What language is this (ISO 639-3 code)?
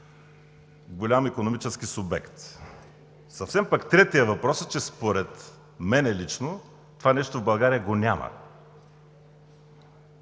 bul